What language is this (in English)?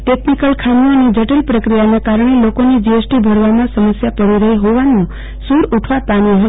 Gujarati